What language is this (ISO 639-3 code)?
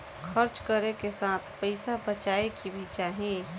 bho